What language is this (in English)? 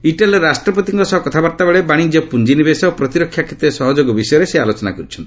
Odia